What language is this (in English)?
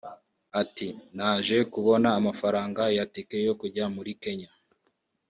Kinyarwanda